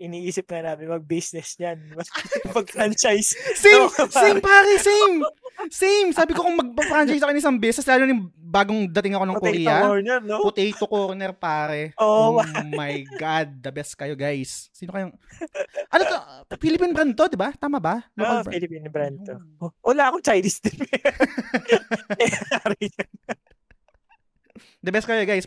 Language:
Filipino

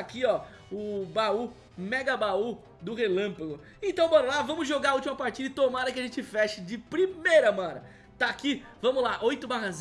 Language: Portuguese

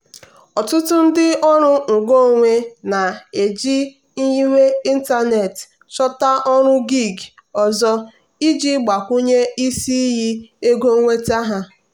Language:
Igbo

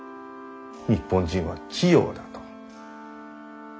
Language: Japanese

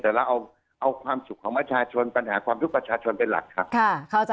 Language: Thai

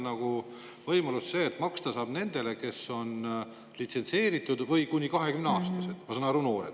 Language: Estonian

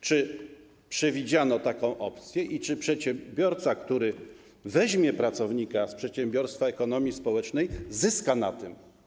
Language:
Polish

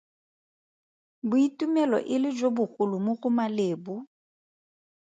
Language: Tswana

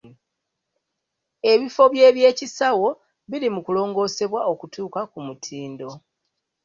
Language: Ganda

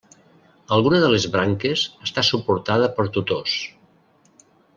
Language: Catalan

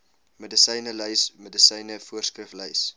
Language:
Afrikaans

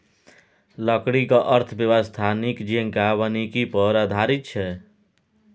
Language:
Maithili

